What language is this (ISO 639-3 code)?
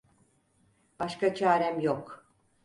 tur